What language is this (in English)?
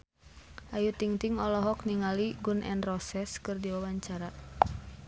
Sundanese